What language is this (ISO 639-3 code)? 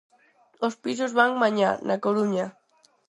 glg